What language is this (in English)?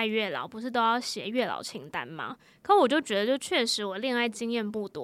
Chinese